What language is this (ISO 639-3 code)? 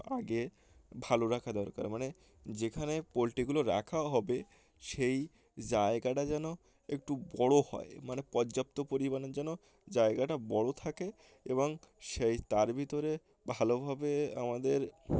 ben